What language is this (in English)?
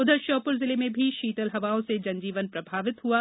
Hindi